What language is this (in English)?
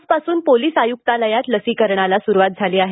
Marathi